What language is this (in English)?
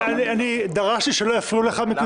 Hebrew